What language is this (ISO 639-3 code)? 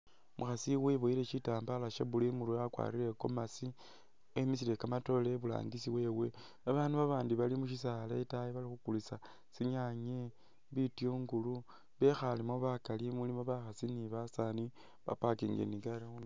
myx